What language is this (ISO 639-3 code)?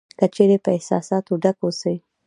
pus